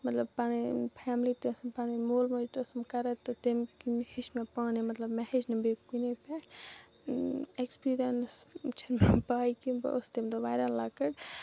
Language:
Kashmiri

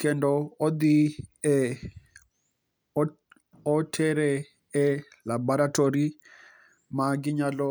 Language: Luo (Kenya and Tanzania)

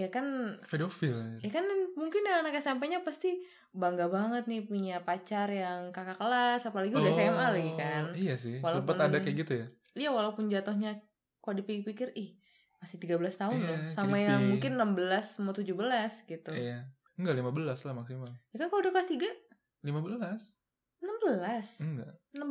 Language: Indonesian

